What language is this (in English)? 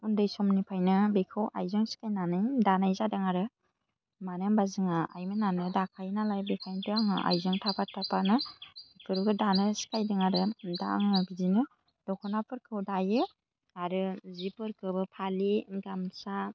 Bodo